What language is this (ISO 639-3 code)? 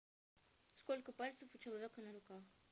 rus